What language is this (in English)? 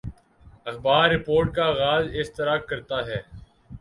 Urdu